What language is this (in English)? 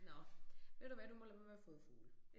Danish